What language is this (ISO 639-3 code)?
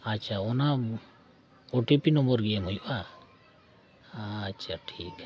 sat